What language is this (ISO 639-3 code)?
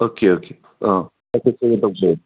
mni